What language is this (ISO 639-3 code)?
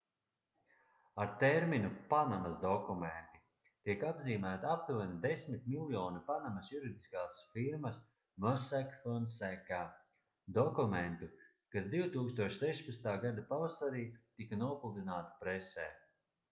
lav